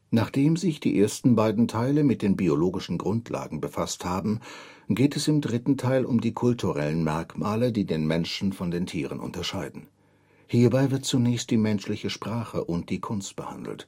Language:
German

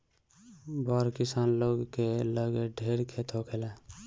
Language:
Bhojpuri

